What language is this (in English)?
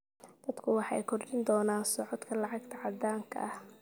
Somali